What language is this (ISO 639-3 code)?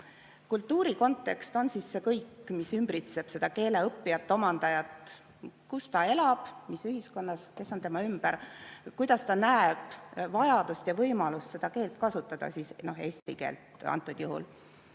est